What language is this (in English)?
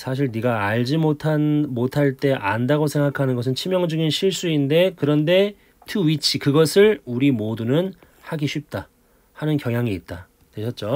Korean